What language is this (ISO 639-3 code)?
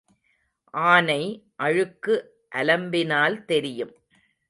tam